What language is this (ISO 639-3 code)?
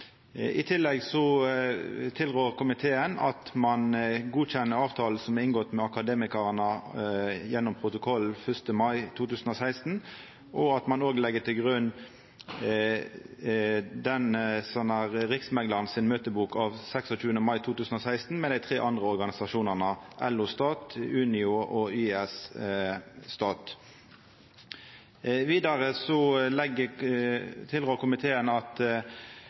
nno